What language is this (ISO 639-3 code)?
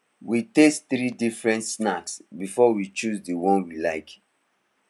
pcm